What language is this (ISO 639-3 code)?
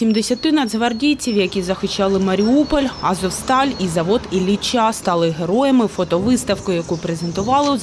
ukr